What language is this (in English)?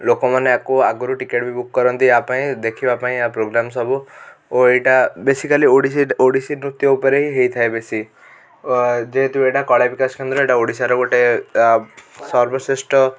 Odia